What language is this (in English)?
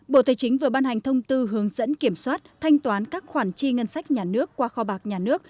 Vietnamese